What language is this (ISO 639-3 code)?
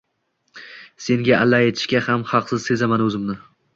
uzb